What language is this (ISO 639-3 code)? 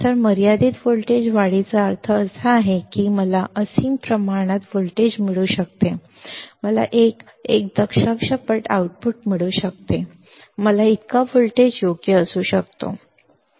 mar